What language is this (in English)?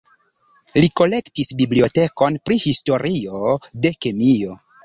Esperanto